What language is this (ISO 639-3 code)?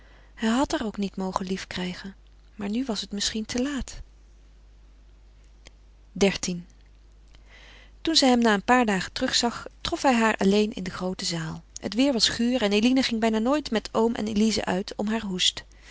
nld